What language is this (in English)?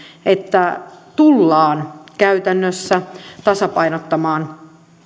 Finnish